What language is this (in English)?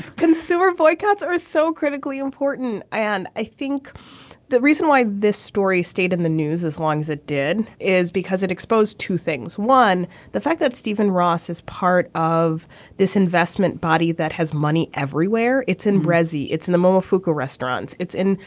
English